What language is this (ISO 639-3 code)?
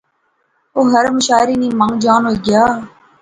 phr